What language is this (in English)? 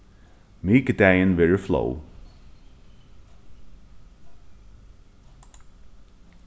Faroese